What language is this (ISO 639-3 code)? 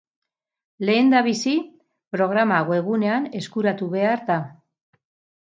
eus